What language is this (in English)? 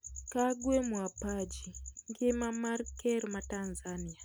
Luo (Kenya and Tanzania)